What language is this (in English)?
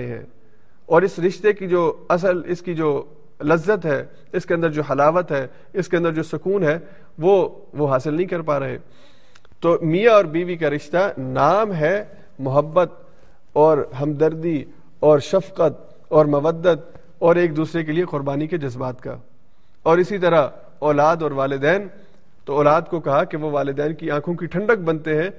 Urdu